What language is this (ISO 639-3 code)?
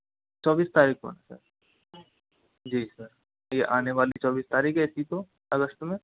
hin